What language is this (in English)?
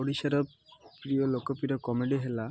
Odia